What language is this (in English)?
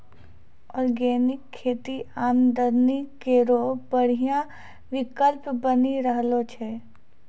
Maithili